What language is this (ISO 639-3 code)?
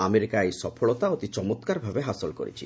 ori